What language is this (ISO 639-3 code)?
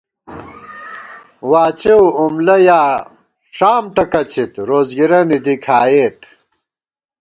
gwt